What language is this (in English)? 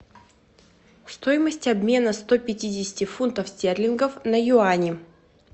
Russian